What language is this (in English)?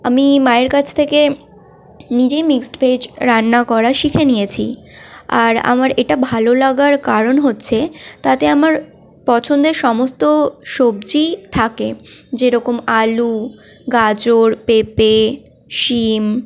Bangla